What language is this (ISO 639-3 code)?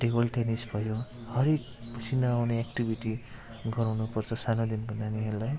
nep